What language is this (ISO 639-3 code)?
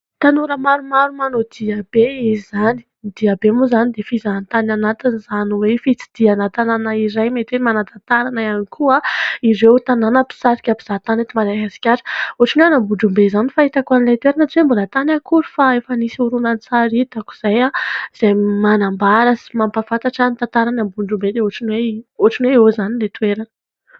mlg